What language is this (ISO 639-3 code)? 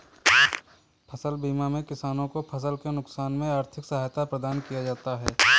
hin